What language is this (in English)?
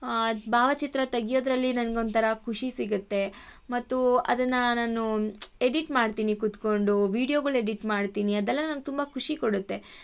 Kannada